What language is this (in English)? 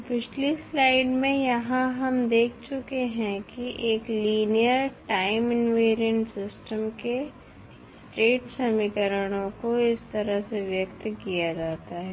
Hindi